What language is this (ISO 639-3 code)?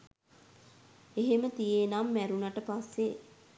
sin